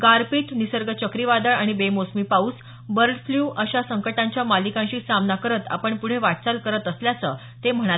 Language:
Marathi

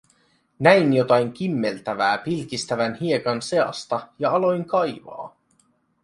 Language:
Finnish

